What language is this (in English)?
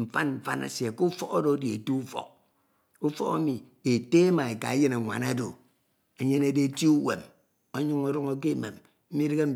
Ito